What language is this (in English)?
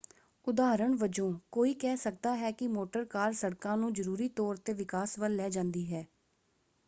Punjabi